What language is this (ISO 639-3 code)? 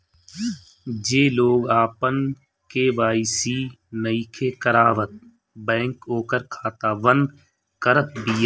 bho